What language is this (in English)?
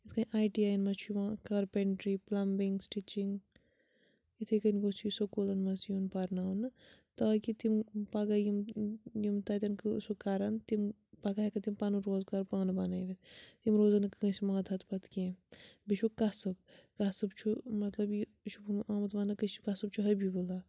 Kashmiri